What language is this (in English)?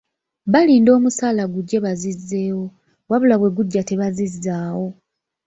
Ganda